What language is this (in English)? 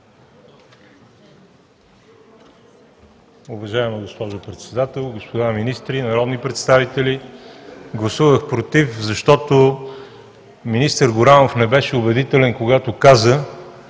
Bulgarian